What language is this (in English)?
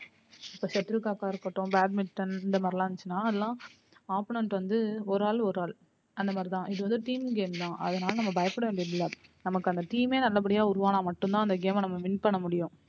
Tamil